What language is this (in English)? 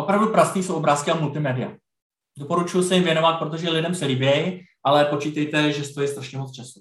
Czech